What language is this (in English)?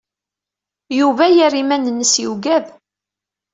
Kabyle